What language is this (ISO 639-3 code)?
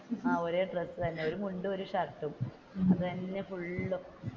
mal